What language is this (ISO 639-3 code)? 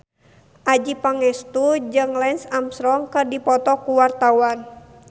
sun